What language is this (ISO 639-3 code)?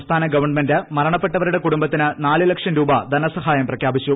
mal